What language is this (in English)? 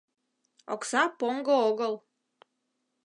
Mari